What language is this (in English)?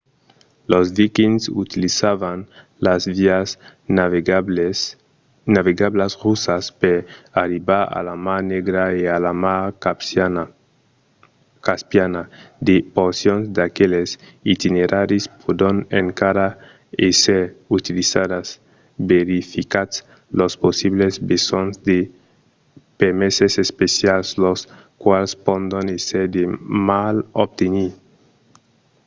Occitan